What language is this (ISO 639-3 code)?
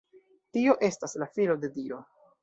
epo